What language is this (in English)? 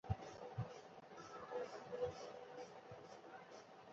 Chinese